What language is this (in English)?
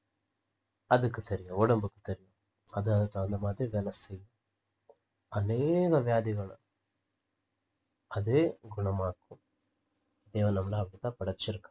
Tamil